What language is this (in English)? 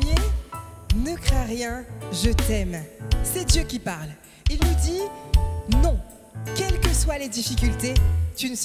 French